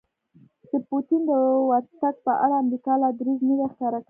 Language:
Pashto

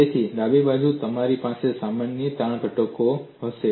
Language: Gujarati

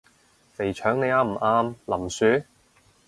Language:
Cantonese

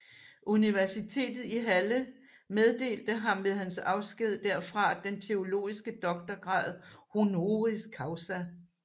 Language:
Danish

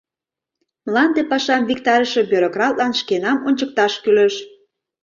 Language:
Mari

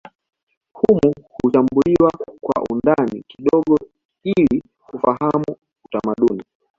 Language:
Swahili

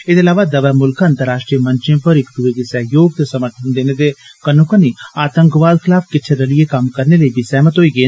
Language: Dogri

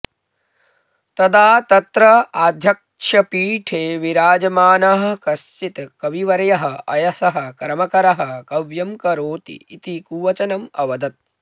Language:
Sanskrit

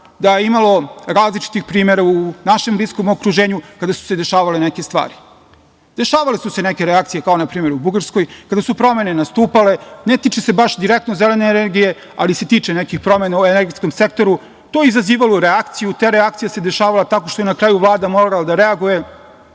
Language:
Serbian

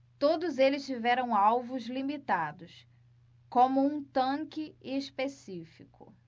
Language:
Portuguese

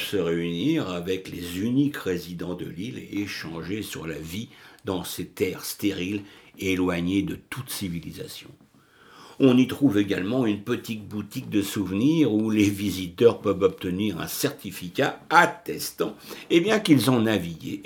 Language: French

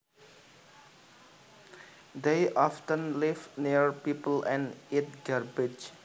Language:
Javanese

